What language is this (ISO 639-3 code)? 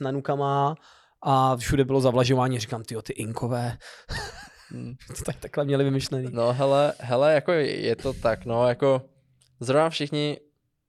ces